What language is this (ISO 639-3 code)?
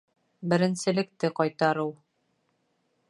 bak